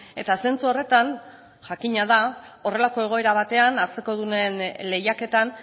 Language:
Basque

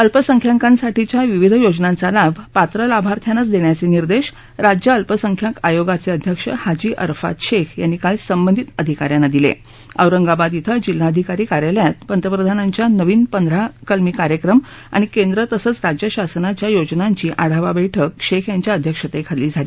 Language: Marathi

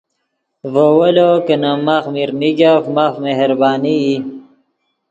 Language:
Yidgha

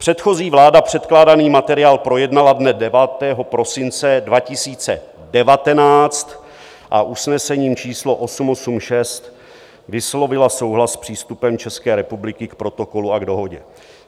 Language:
Czech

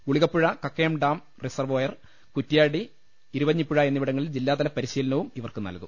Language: Malayalam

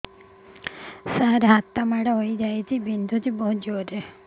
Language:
Odia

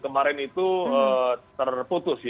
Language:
Indonesian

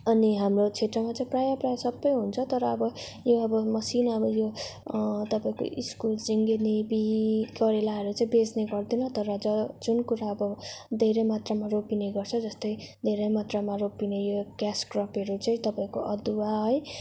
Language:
Nepali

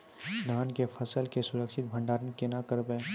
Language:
Maithili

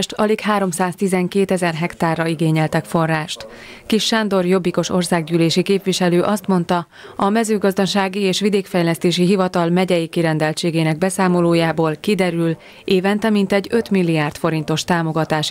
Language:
Hungarian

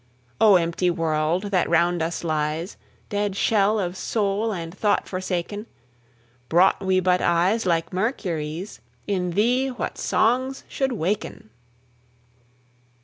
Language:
English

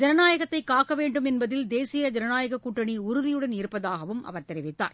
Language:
Tamil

